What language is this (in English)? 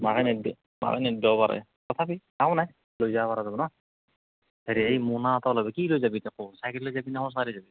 Assamese